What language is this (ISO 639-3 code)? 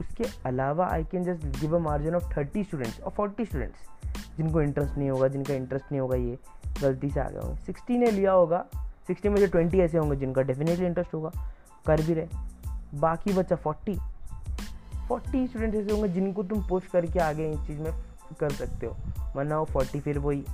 hin